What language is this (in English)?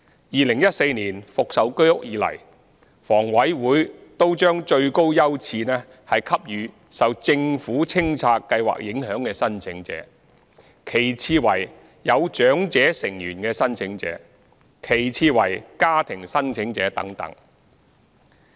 Cantonese